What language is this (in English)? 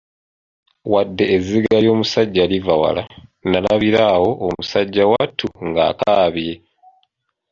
Ganda